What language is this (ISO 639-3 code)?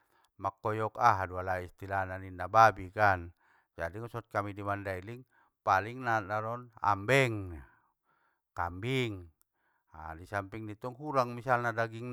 btm